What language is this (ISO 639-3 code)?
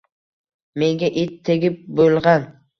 uzb